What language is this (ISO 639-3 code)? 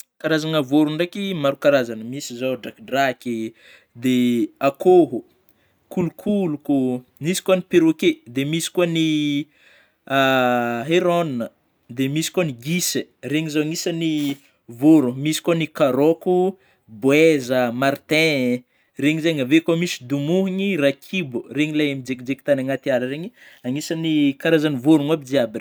bmm